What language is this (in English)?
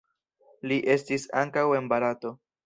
Esperanto